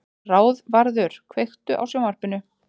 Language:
Icelandic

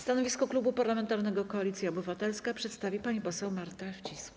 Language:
Polish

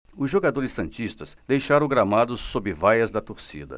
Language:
Portuguese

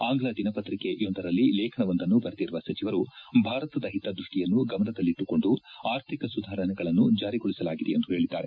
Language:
Kannada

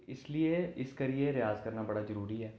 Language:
Dogri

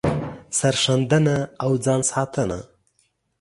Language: Pashto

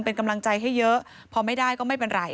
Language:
Thai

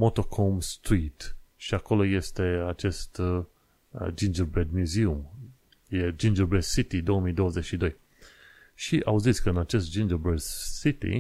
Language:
Romanian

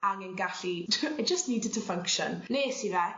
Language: Welsh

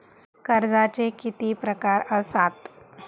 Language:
Marathi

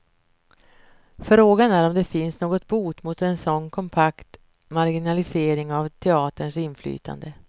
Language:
Swedish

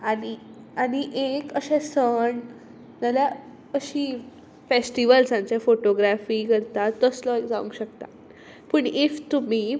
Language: Konkani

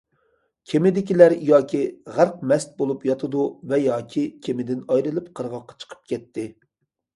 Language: Uyghur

